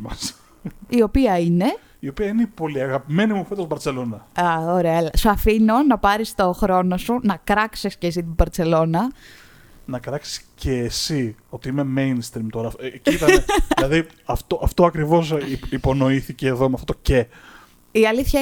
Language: Greek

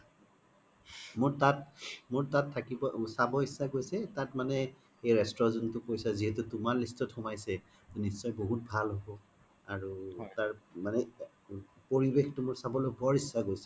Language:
Assamese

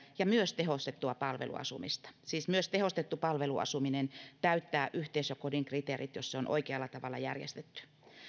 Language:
Finnish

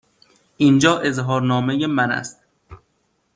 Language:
Persian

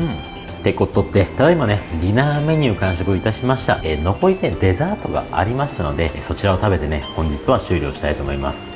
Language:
Japanese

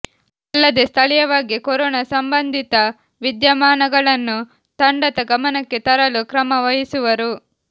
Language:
Kannada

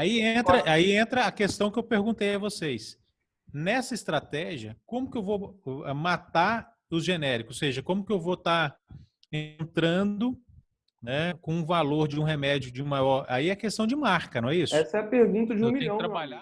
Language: Portuguese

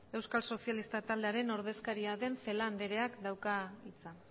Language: Basque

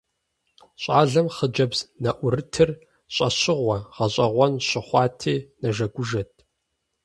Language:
Kabardian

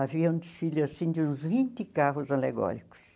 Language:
Portuguese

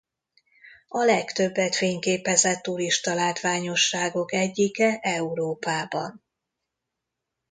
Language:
Hungarian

